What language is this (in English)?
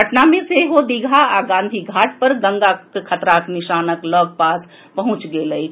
Maithili